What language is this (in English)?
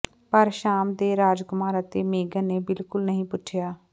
Punjabi